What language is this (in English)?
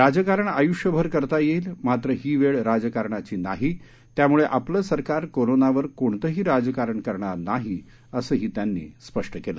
Marathi